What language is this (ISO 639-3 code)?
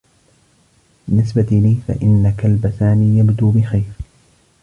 ara